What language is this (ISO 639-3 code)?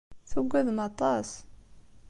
kab